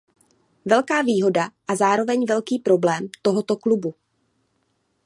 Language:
Czech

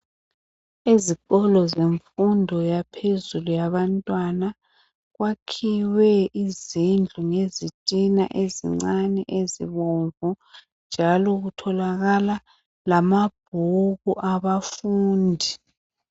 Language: North Ndebele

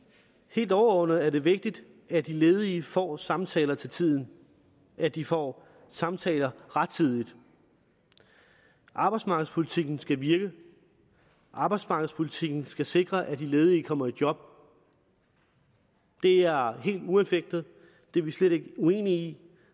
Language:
Danish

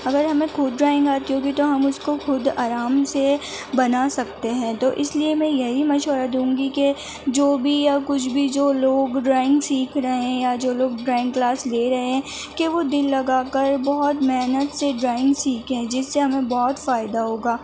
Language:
Urdu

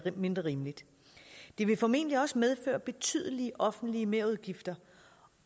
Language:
Danish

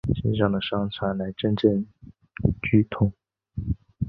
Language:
Chinese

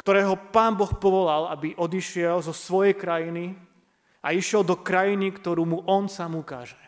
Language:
Slovak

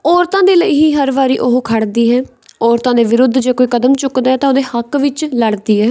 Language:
Punjabi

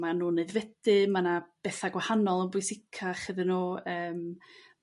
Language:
Welsh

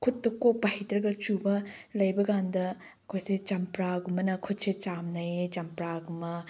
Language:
Manipuri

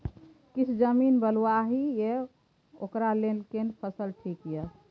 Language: Maithili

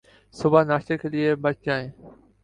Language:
Urdu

